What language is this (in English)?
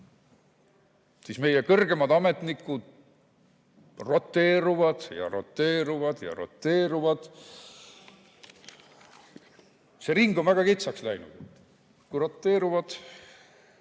Estonian